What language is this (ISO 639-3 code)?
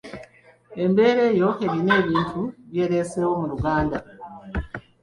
lug